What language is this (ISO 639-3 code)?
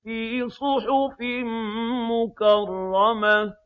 ara